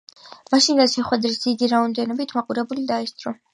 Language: Georgian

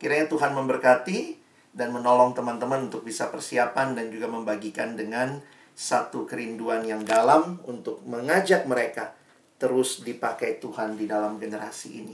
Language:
Indonesian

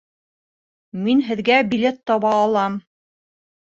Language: Bashkir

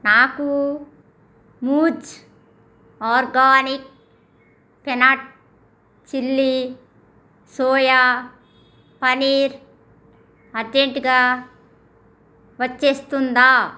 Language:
Telugu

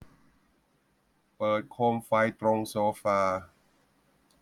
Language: Thai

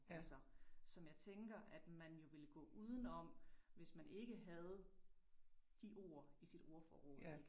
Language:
Danish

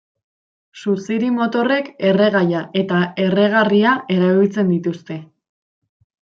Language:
Basque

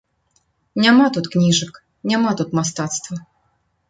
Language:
Belarusian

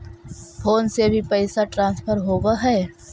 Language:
Magahi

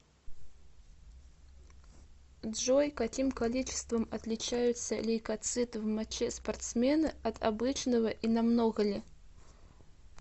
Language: Russian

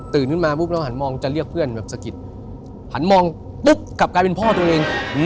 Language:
Thai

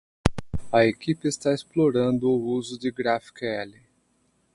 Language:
Portuguese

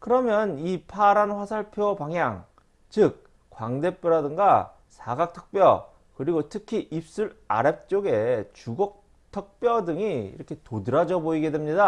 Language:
Korean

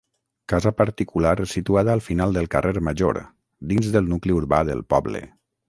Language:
Catalan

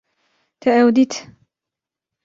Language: Kurdish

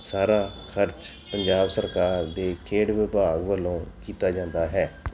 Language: Punjabi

